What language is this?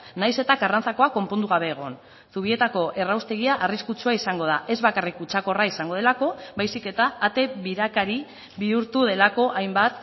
Basque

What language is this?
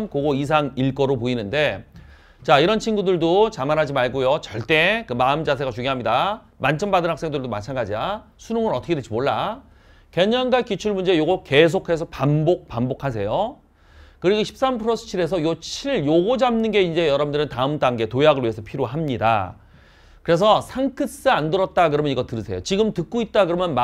Korean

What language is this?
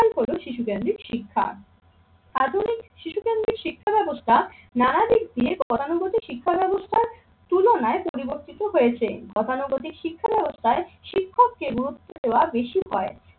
Bangla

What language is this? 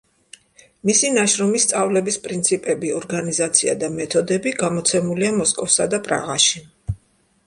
Georgian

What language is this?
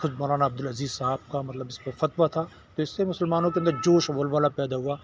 Urdu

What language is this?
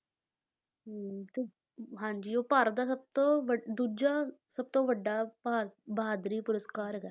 Punjabi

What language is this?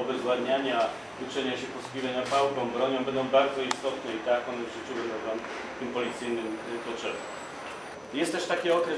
Polish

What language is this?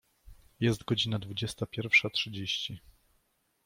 Polish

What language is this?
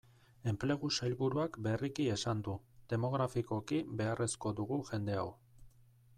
Basque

